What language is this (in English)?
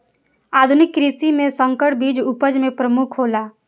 Maithili